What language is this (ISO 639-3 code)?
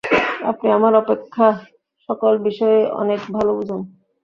ben